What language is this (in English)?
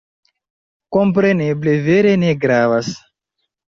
Esperanto